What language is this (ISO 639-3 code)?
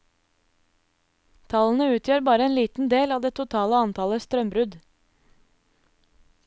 nor